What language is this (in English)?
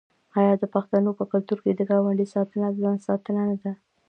Pashto